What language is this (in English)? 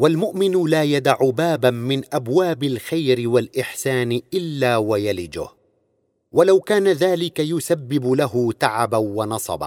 Arabic